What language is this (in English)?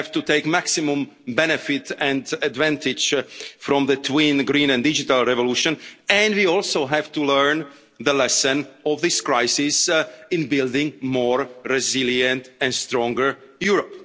English